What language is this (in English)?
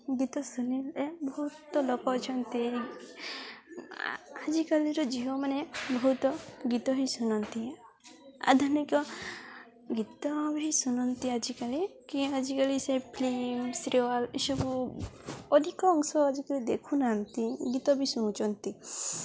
Odia